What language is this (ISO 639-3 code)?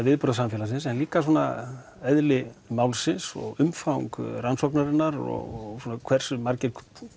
isl